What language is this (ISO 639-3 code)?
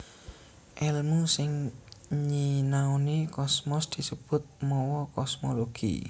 jav